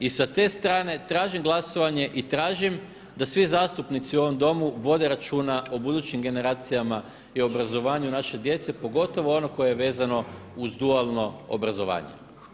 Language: Croatian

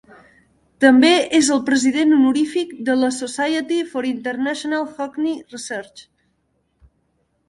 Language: Catalan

